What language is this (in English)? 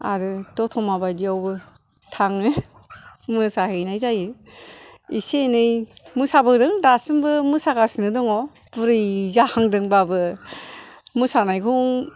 Bodo